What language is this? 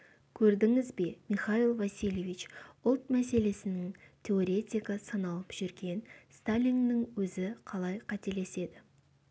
Kazakh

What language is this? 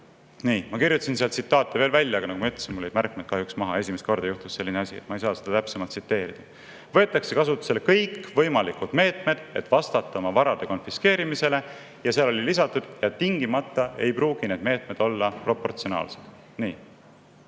Estonian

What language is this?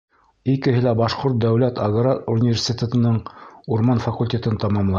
Bashkir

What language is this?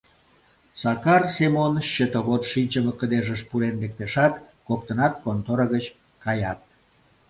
Mari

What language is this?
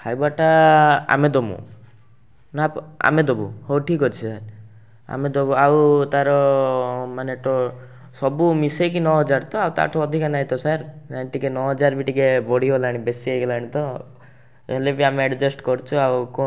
Odia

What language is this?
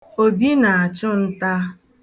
Igbo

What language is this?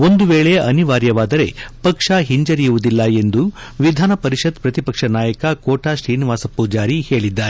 Kannada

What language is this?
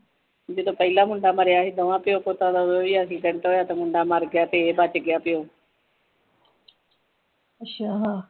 Punjabi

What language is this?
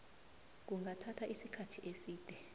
South Ndebele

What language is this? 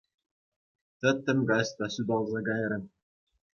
Chuvash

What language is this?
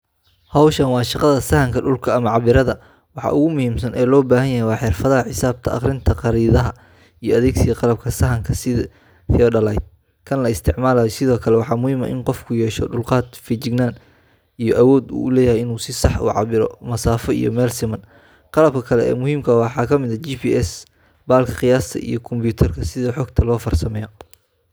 Somali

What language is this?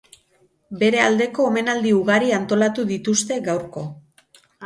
Basque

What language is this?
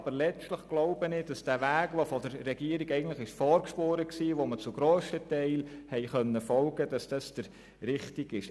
Swiss German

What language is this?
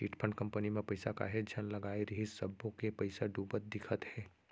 Chhattisgarhi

